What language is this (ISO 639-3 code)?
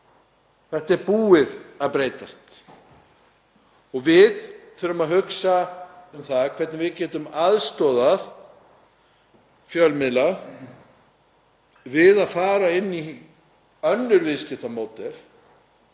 isl